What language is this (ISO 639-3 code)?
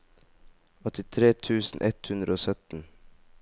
nor